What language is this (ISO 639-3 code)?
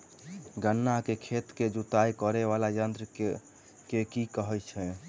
mai